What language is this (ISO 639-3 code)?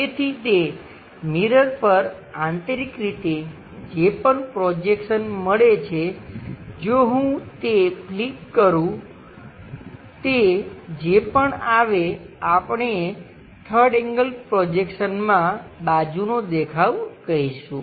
guj